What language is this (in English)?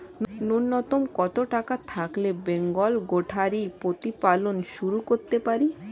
Bangla